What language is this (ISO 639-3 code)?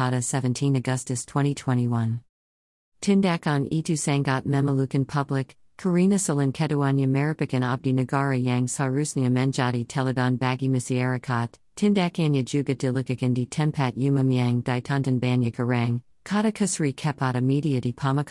ind